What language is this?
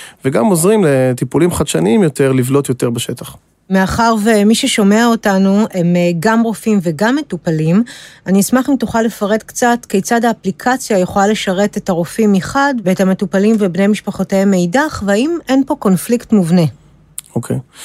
Hebrew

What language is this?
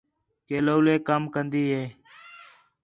Khetrani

